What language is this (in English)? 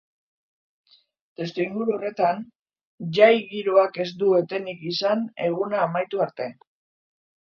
Basque